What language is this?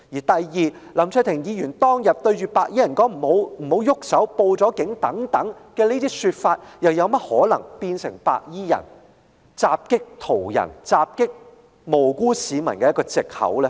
Cantonese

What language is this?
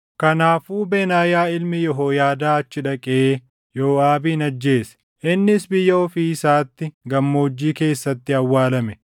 Oromo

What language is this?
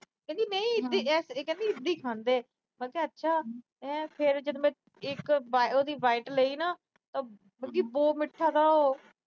Punjabi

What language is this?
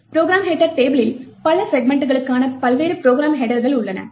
Tamil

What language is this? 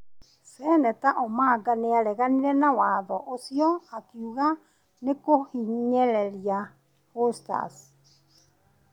Kikuyu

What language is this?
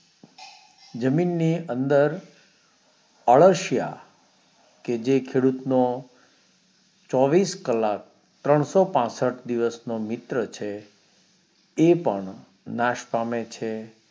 Gujarati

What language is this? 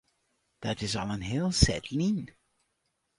Western Frisian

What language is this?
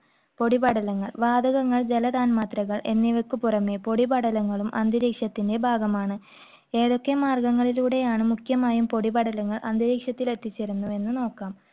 Malayalam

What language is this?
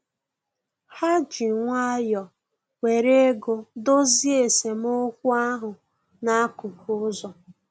Igbo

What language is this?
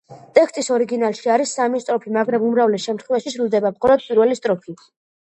Georgian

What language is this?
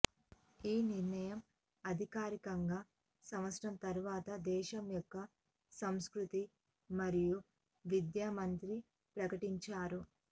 Telugu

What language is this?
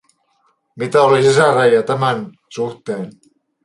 Finnish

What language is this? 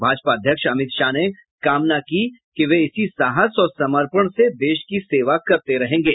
Hindi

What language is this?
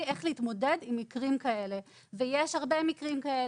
Hebrew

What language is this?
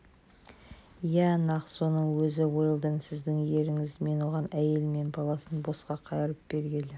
Kazakh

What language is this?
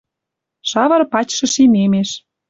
Western Mari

